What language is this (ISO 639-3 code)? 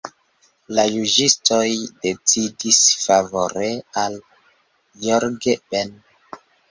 epo